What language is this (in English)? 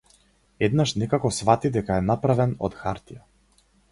Macedonian